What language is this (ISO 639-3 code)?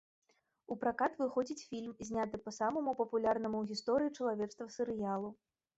bel